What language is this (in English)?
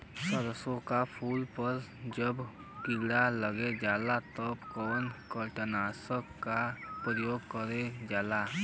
Bhojpuri